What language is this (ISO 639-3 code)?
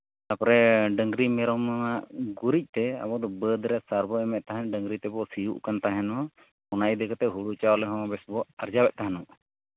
sat